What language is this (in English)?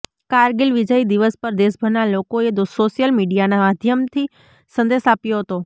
Gujarati